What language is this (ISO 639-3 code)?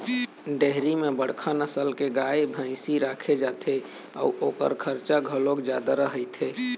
hne